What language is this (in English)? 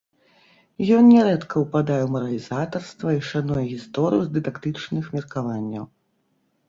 Belarusian